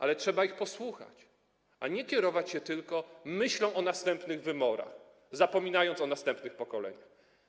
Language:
Polish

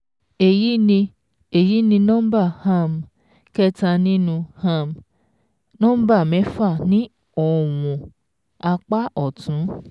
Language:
Yoruba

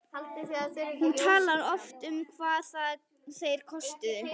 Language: Icelandic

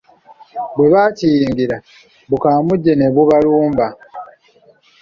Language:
Ganda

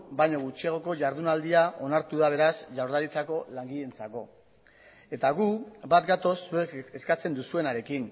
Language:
Basque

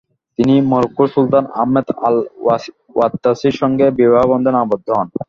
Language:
Bangla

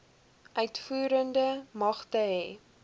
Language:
Afrikaans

